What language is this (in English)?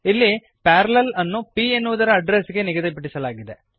Kannada